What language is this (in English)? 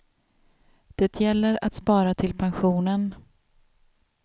Swedish